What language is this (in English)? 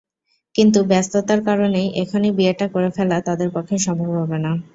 Bangla